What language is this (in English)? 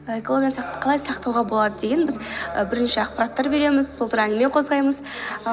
Kazakh